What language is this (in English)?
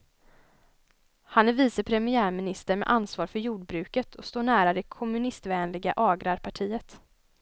Swedish